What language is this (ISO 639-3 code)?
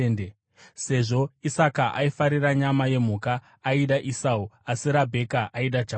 sna